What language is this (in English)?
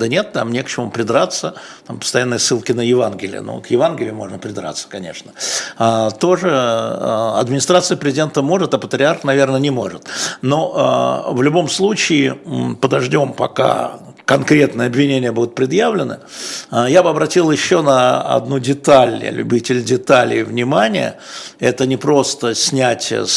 Russian